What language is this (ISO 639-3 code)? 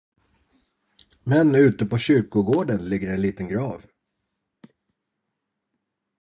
swe